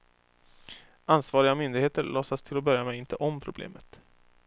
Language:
Swedish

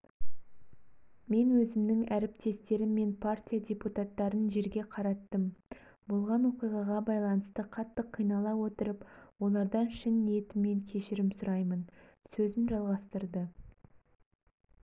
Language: Kazakh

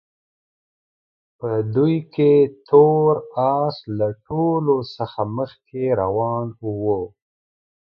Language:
Pashto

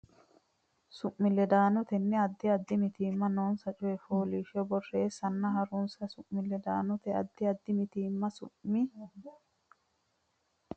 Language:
Sidamo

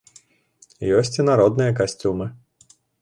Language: Belarusian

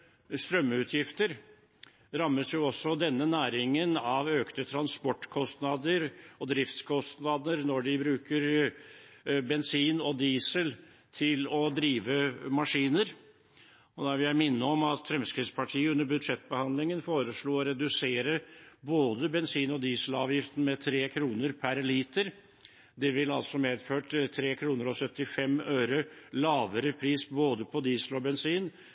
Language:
Norwegian Bokmål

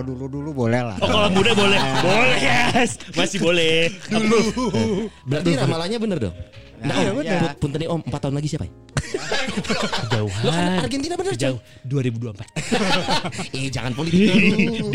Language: Indonesian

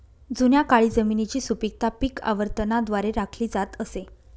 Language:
Marathi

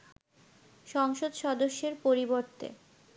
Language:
Bangla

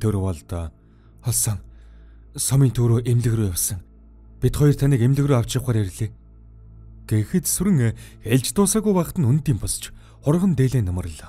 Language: Korean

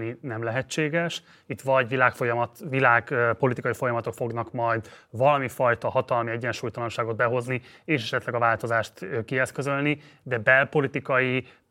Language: Hungarian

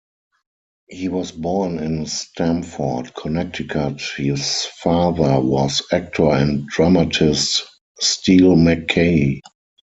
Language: English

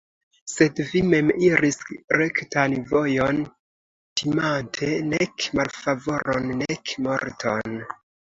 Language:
Esperanto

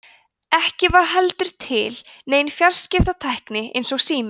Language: Icelandic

